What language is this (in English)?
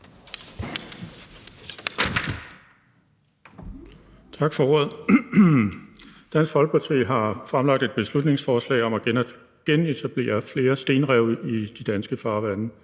Danish